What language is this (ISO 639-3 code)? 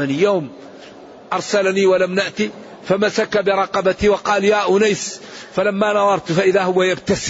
ara